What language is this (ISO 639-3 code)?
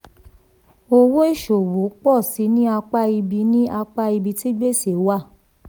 yor